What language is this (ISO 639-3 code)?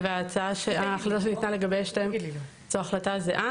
heb